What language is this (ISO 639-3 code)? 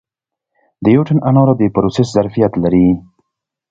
pus